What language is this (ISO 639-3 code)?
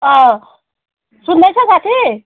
nep